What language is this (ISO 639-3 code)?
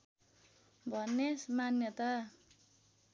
nep